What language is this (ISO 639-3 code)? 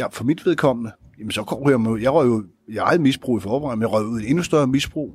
dan